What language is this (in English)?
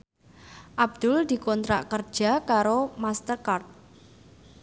Javanese